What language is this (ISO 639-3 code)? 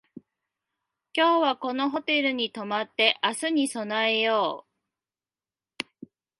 jpn